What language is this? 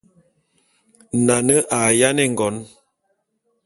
Bulu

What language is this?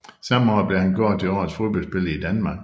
Danish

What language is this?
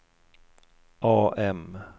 Swedish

